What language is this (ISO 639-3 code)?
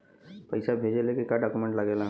bho